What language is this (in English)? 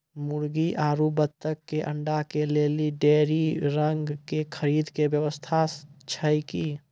Maithili